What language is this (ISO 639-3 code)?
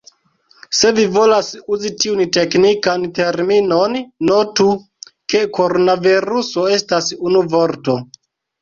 epo